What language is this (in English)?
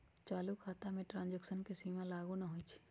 Magahi